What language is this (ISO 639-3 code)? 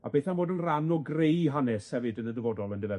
cym